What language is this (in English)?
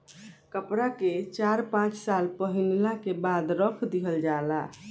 Bhojpuri